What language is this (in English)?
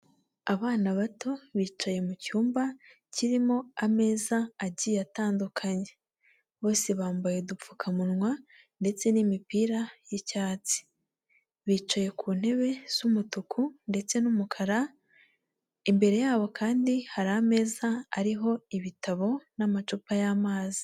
Kinyarwanda